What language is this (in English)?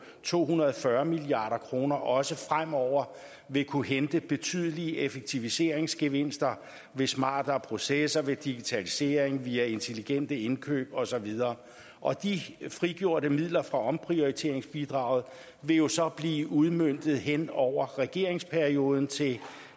Danish